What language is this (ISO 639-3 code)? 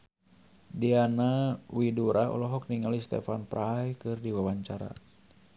sun